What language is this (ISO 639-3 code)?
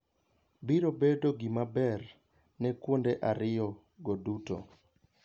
luo